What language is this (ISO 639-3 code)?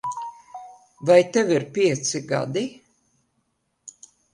lav